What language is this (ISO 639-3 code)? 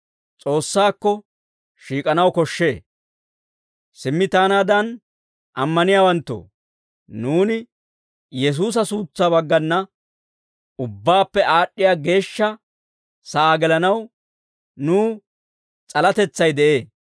dwr